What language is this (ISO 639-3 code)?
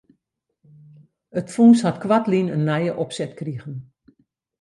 fry